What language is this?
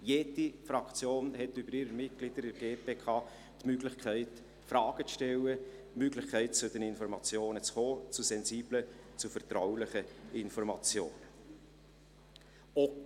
Swiss German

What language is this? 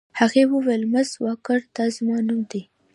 Pashto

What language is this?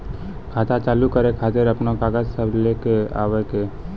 Maithili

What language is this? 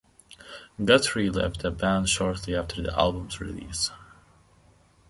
English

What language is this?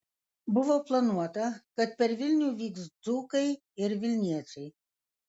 Lithuanian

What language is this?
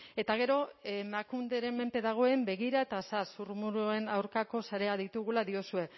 Basque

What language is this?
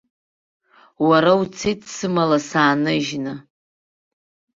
Abkhazian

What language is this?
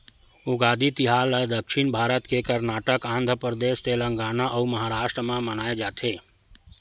Chhattisgarhi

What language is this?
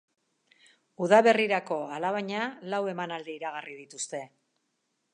Basque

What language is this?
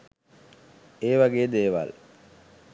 Sinhala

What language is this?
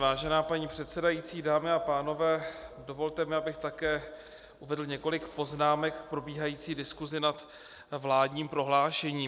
Czech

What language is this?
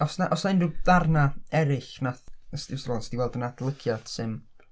Welsh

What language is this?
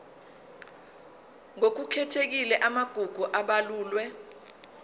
Zulu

